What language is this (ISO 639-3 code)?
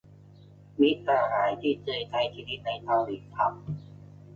tha